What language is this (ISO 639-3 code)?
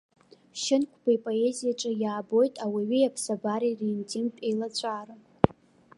abk